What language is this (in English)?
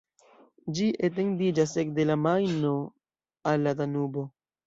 Esperanto